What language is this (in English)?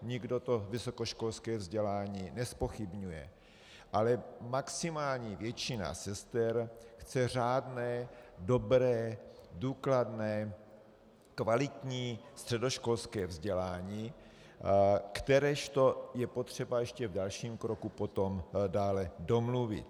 Czech